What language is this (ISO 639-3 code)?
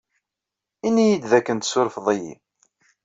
kab